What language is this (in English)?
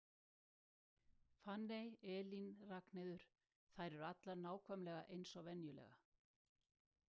Icelandic